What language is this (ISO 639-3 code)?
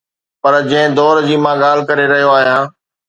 snd